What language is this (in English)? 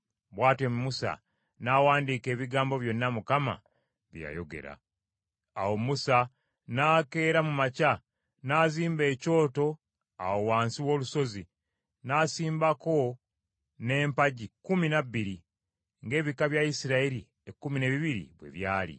Ganda